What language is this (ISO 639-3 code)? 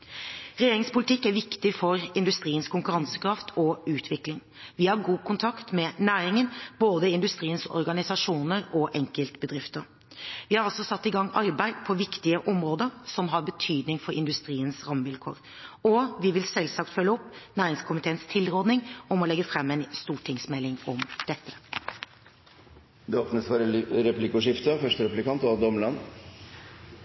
nob